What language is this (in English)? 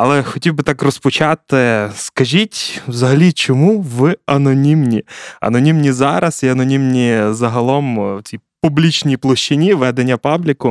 Ukrainian